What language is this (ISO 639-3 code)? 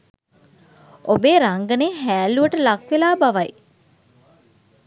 sin